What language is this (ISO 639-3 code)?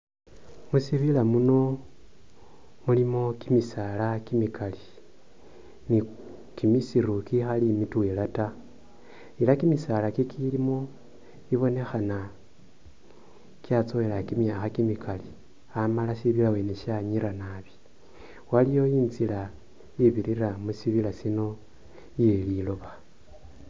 myx